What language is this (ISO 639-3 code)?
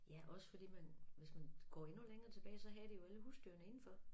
dan